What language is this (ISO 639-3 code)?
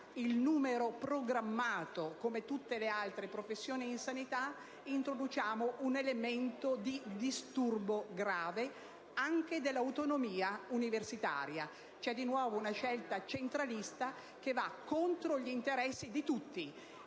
ita